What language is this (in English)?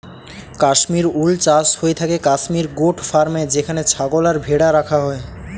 Bangla